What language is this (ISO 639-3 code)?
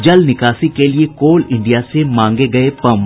hin